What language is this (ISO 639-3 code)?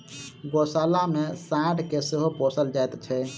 mai